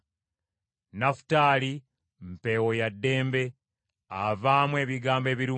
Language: Ganda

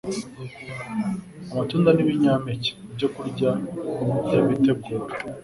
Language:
Kinyarwanda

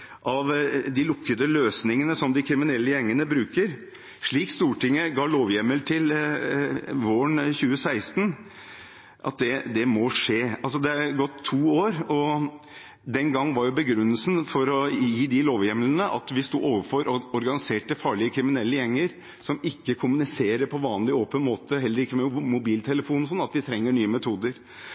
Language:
Norwegian Bokmål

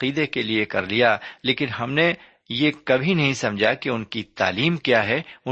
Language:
Urdu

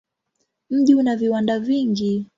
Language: Swahili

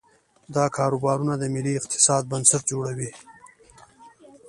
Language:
Pashto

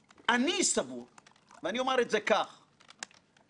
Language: Hebrew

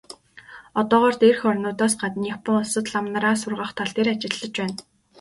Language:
Mongolian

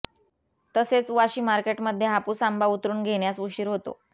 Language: Marathi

